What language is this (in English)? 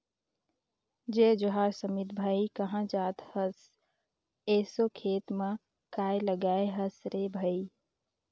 Chhattisgarhi